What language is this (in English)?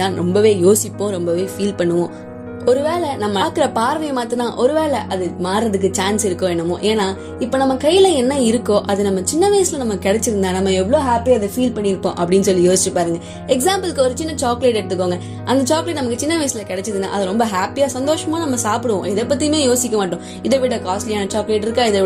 Tamil